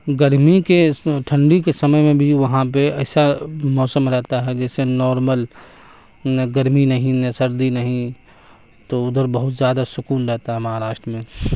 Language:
Urdu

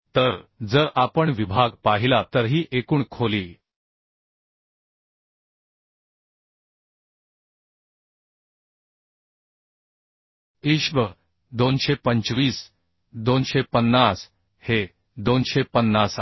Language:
Marathi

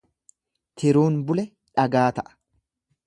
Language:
Oromo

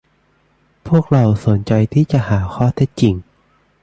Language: Thai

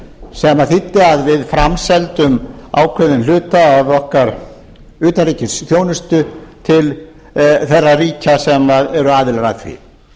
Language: Icelandic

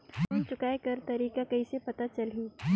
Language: Chhattisgarhi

